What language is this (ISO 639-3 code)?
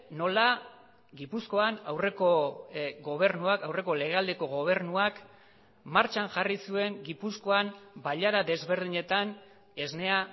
eus